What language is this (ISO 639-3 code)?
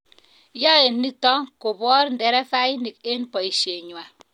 kln